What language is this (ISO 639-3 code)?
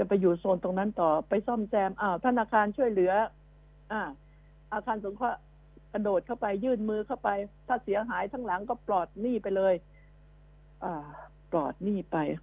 tha